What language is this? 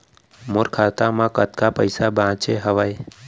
Chhattisgarhi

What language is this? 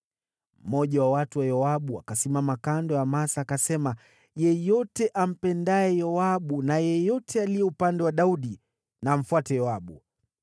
Swahili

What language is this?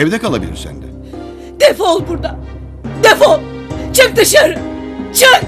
Turkish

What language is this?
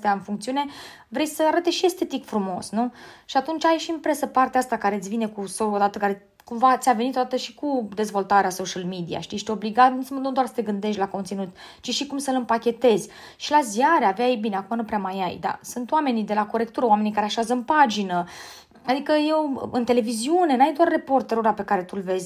Romanian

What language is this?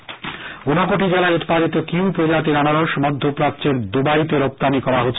Bangla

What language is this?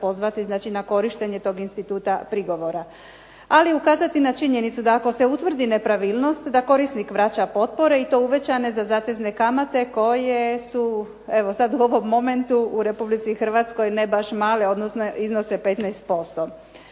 Croatian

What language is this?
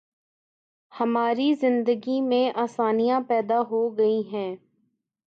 Urdu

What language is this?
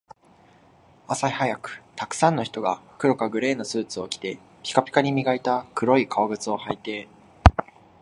Japanese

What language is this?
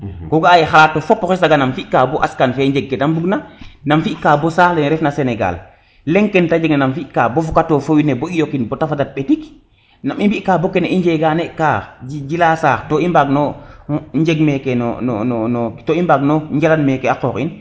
Serer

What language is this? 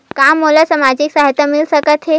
Chhattisgarhi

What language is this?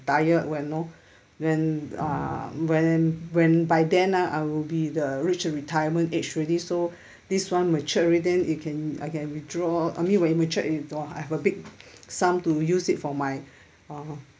English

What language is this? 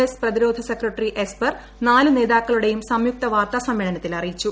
Malayalam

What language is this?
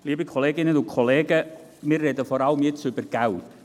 Swiss German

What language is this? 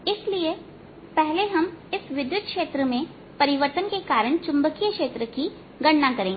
Hindi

